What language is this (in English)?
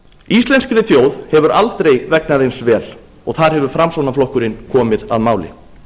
Icelandic